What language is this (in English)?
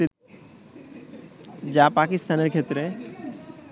Bangla